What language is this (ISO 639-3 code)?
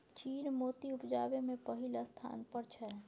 mai